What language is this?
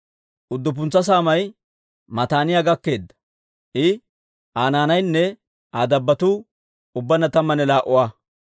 Dawro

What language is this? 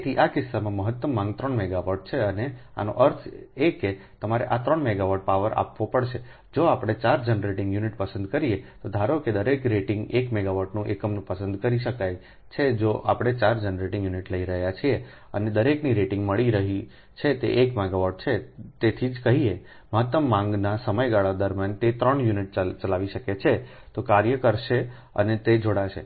Gujarati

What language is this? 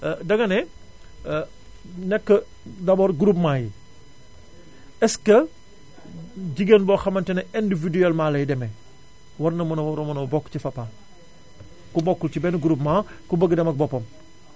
Wolof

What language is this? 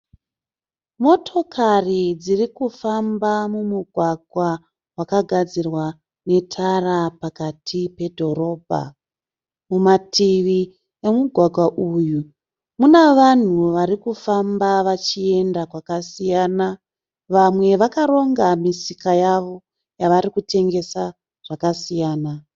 Shona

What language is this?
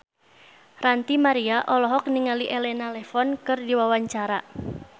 Sundanese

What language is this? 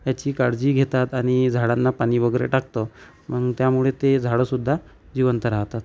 Marathi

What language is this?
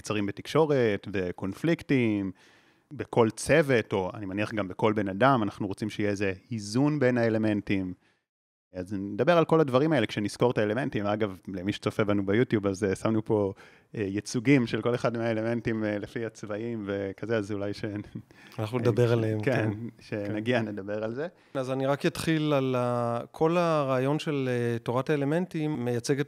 Hebrew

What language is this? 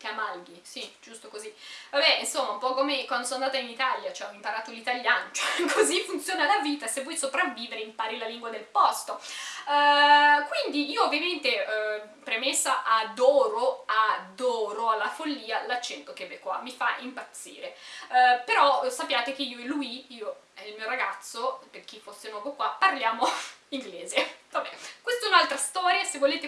Italian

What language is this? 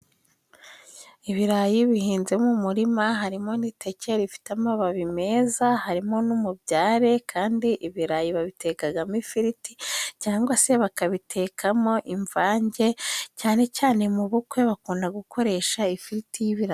Kinyarwanda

